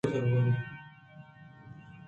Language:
Eastern Balochi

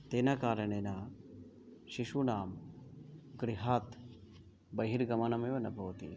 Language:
Sanskrit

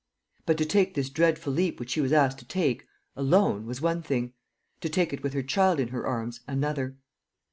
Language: English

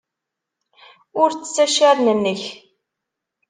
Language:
Kabyle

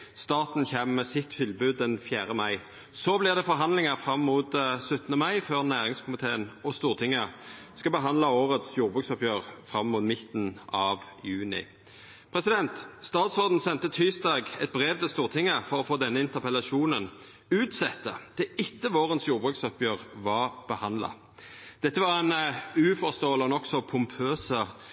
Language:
Norwegian Nynorsk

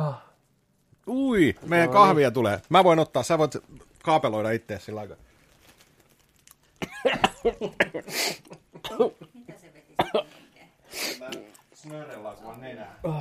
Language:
Finnish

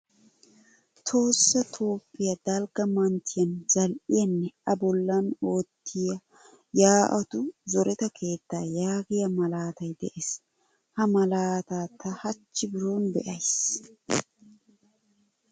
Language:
Wolaytta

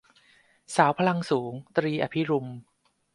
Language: Thai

